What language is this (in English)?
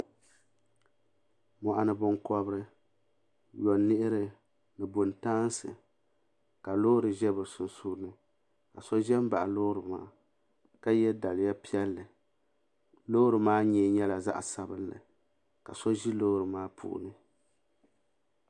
Dagbani